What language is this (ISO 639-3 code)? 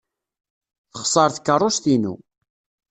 kab